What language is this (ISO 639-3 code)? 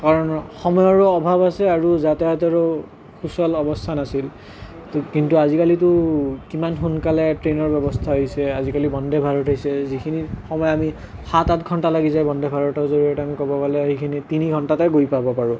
asm